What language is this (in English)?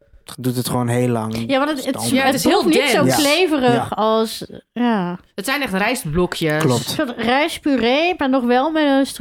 Dutch